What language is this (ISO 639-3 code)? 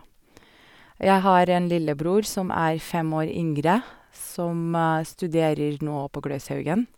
nor